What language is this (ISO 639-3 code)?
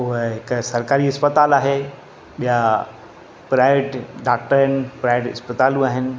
snd